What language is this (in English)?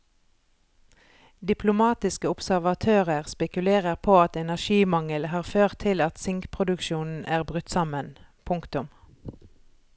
Norwegian